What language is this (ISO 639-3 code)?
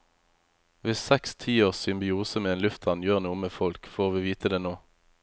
nor